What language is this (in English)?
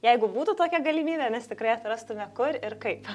Lithuanian